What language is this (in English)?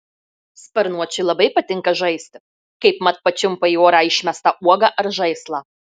Lithuanian